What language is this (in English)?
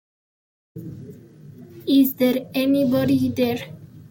Spanish